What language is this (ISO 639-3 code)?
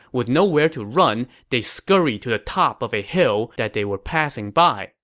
eng